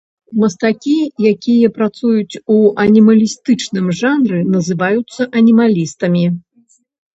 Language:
Belarusian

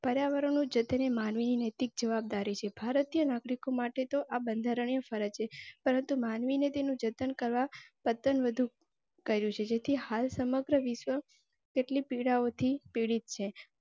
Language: Gujarati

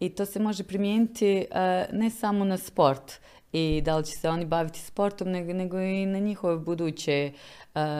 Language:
Croatian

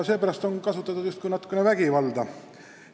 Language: Estonian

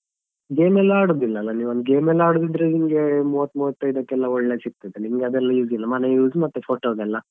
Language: Kannada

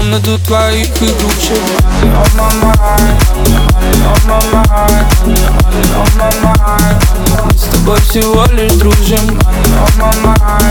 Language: Russian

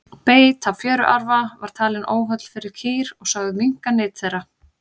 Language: Icelandic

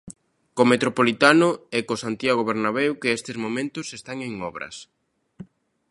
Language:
Galician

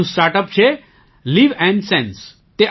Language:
Gujarati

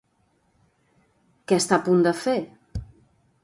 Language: Catalan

